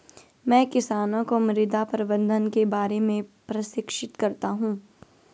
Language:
Hindi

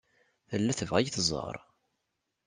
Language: Kabyle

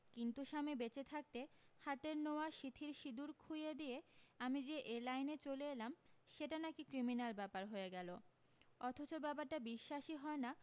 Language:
Bangla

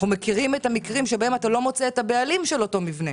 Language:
Hebrew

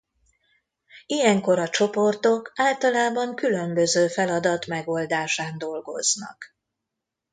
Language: Hungarian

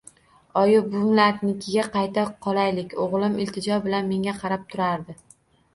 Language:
Uzbek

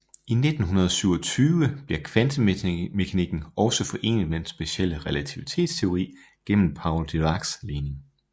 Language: Danish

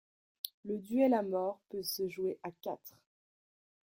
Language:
French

